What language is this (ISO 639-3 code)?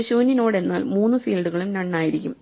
mal